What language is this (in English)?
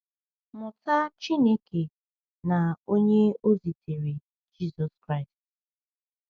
Igbo